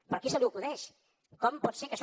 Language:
Catalan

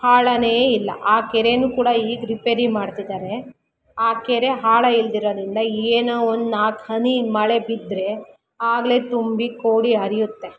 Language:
Kannada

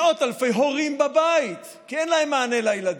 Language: Hebrew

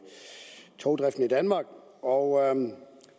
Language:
Danish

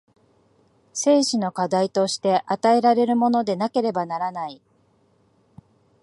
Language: Japanese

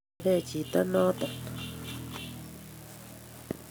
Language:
Kalenjin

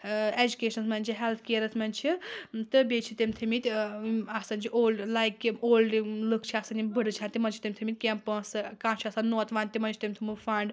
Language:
Kashmiri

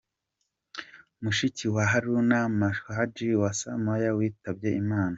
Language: Kinyarwanda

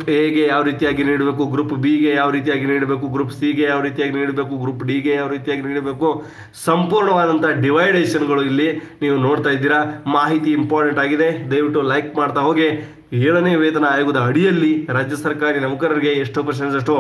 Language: Kannada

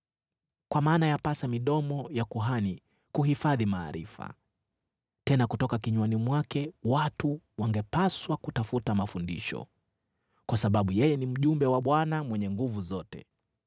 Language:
Swahili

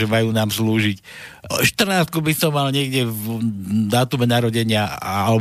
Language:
Slovak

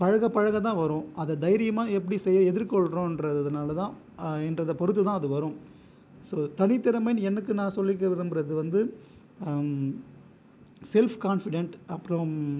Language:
Tamil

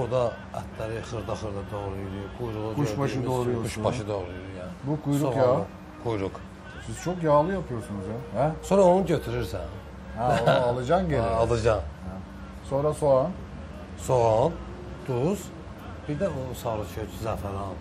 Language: Turkish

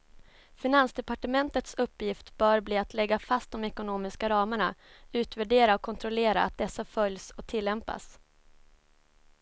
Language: Swedish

